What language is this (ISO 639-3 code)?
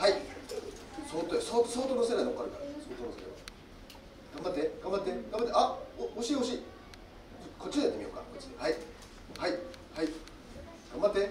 jpn